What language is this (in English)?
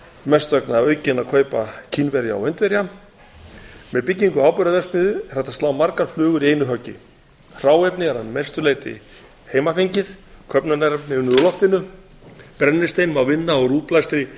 Icelandic